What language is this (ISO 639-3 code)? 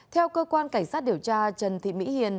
vie